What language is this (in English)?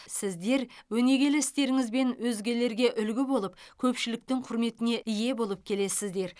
Kazakh